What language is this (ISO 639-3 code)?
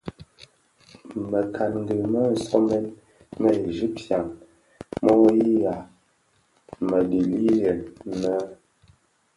ksf